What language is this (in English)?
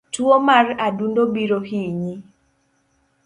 Luo (Kenya and Tanzania)